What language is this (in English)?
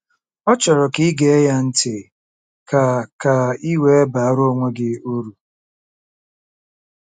Igbo